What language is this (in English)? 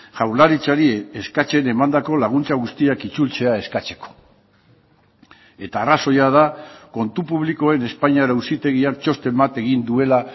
Basque